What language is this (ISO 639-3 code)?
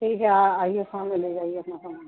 urd